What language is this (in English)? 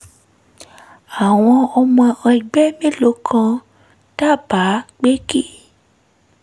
Yoruba